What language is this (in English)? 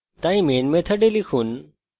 Bangla